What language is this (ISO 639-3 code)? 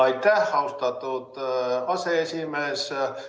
est